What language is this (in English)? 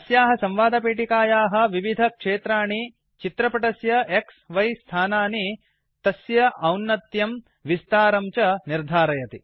Sanskrit